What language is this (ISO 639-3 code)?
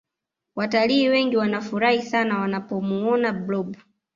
swa